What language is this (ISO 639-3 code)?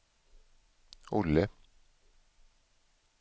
swe